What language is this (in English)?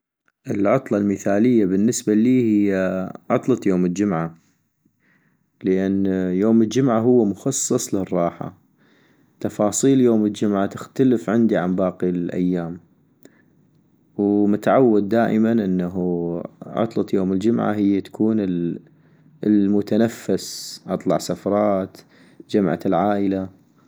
North Mesopotamian Arabic